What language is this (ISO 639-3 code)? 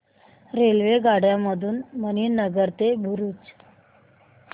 mar